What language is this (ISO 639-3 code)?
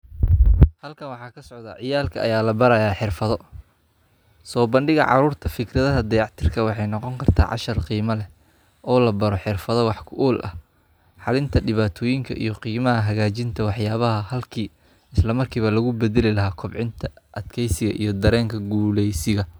som